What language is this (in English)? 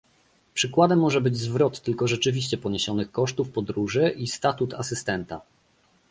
Polish